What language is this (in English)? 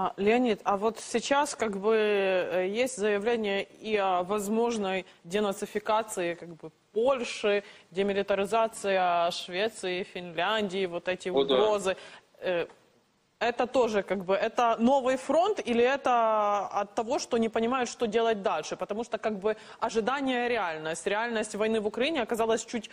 Russian